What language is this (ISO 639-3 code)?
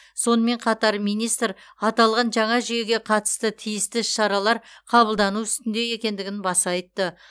kaz